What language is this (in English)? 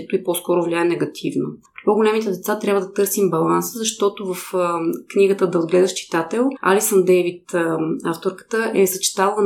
Bulgarian